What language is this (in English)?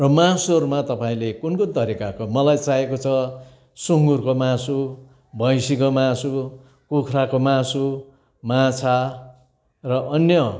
Nepali